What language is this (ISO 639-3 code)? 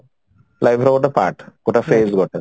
ori